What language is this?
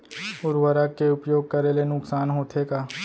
Chhattisgarhi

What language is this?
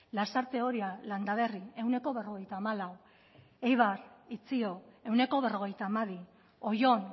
Basque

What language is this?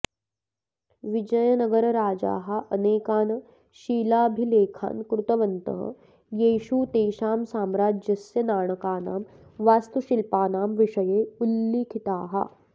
Sanskrit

